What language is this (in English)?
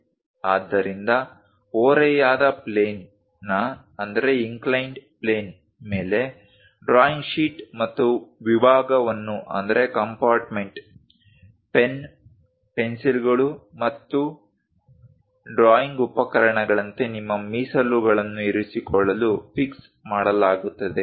Kannada